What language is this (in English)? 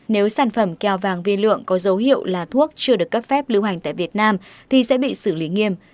Vietnamese